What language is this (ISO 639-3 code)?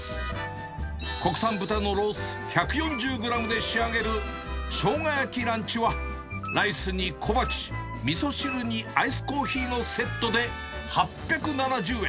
jpn